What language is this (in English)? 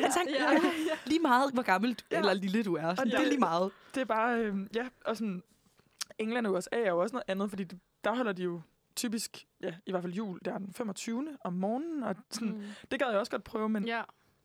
Danish